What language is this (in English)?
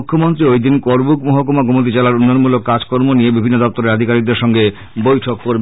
Bangla